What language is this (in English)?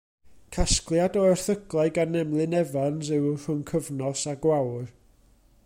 Welsh